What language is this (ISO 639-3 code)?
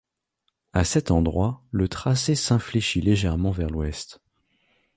fra